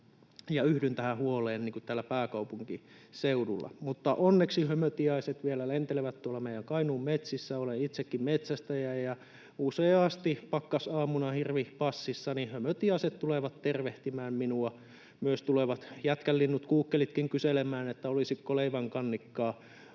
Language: Finnish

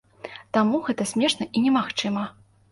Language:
Belarusian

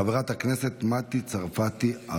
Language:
Hebrew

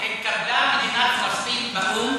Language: Hebrew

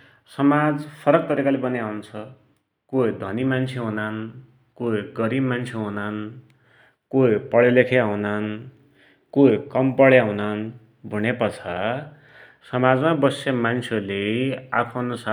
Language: Dotyali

